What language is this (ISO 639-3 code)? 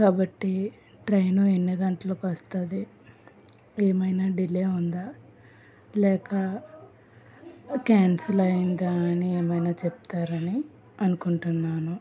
tel